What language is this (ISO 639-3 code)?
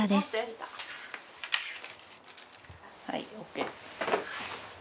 jpn